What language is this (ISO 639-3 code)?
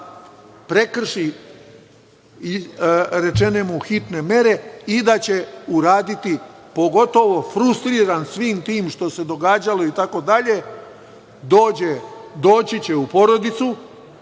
srp